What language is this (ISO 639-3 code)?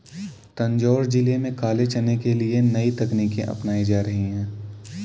hin